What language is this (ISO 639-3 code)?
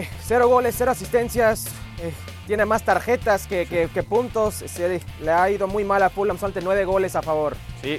spa